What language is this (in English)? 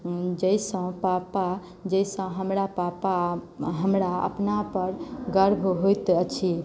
Maithili